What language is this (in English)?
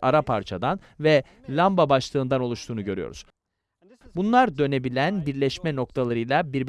Turkish